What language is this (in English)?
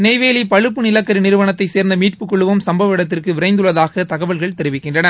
Tamil